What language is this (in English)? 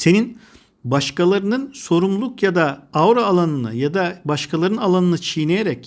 Turkish